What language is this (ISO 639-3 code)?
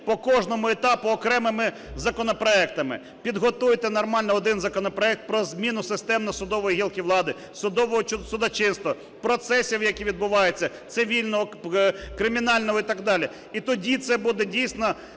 ukr